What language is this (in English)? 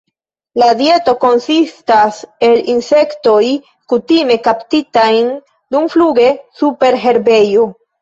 Esperanto